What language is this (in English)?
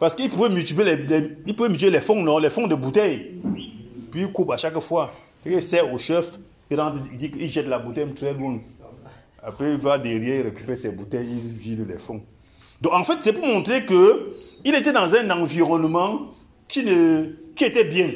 French